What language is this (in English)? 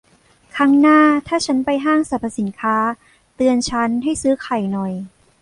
Thai